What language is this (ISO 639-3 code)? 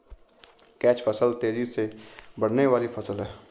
hin